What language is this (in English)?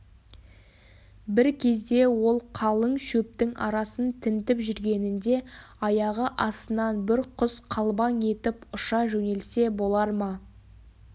Kazakh